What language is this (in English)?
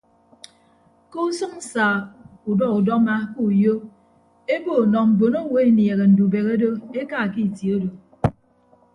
Ibibio